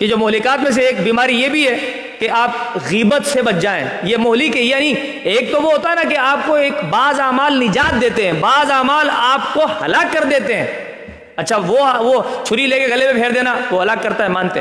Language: Urdu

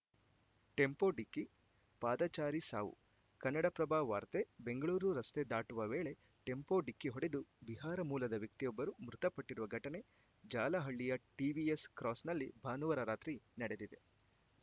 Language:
Kannada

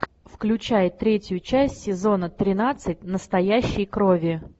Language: Russian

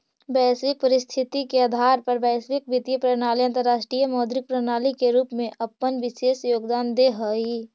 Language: Magahi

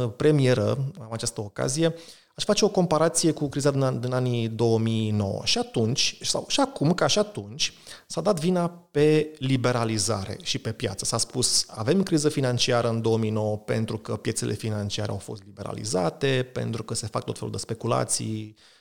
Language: Romanian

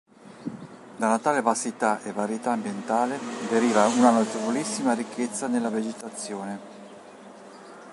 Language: Italian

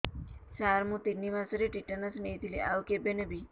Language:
Odia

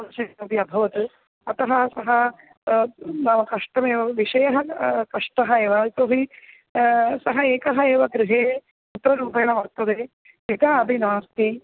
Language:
Sanskrit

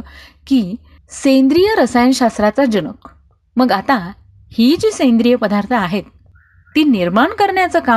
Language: Marathi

